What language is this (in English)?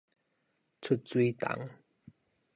Min Nan Chinese